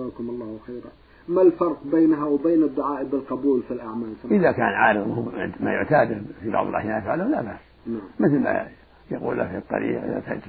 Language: Arabic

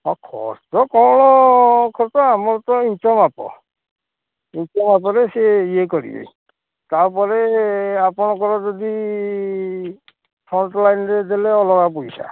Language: Odia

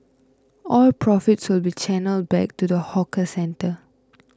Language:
English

